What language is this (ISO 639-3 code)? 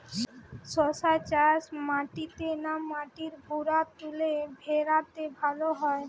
ben